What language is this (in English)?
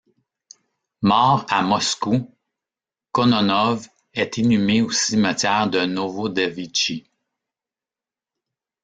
French